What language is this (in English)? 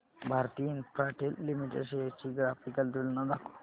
Marathi